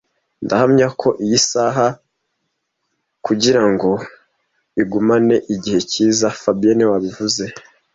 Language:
Kinyarwanda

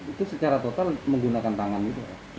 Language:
Indonesian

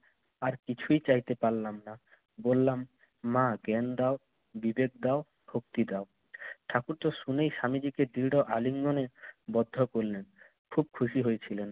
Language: Bangla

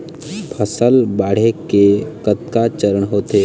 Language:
Chhattisgarhi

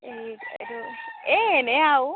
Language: Assamese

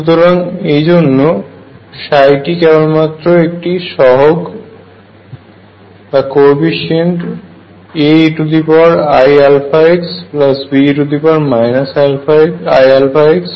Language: Bangla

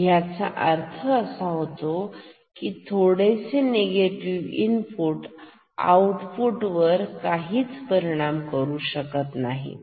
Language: Marathi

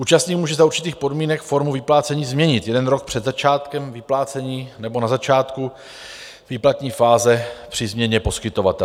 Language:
Czech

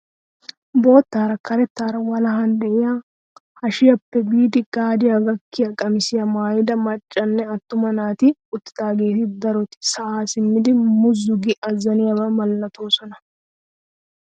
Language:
Wolaytta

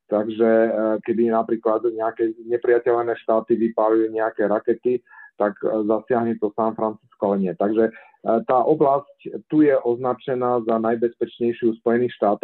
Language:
Slovak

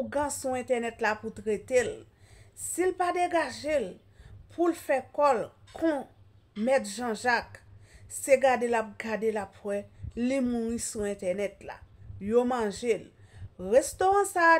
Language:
French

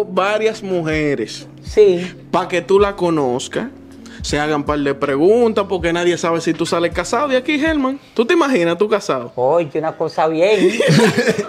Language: Spanish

